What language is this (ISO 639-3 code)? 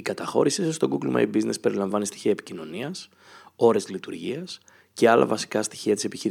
ell